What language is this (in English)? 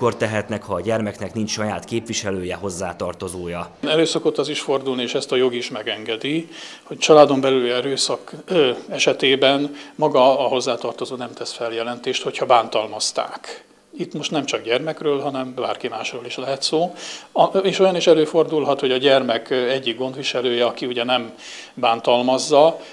Hungarian